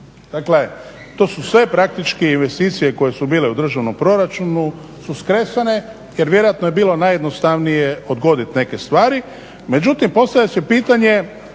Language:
Croatian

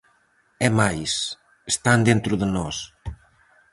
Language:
Galician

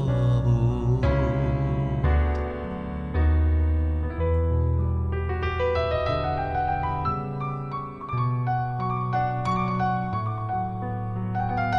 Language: Persian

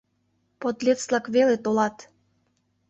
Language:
Mari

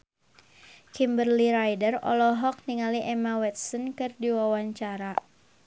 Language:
Sundanese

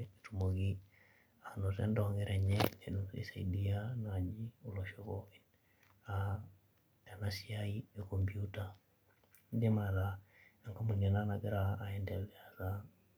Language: Masai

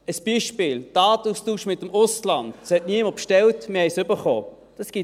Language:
Swiss German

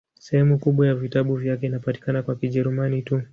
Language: Swahili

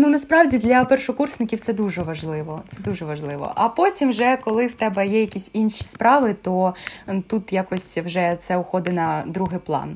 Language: Ukrainian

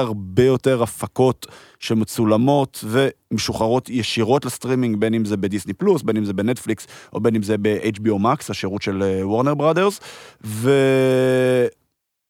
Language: Hebrew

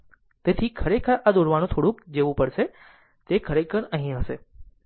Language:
Gujarati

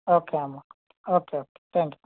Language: Telugu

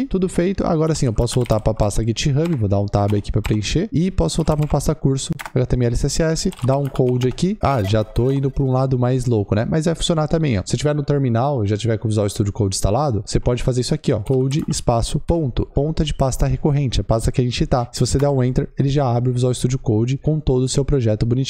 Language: Portuguese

